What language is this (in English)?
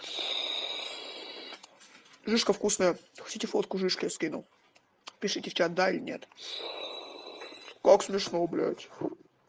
Russian